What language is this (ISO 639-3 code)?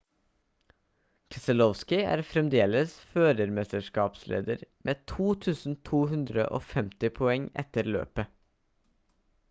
nob